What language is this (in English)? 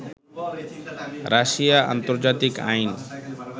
Bangla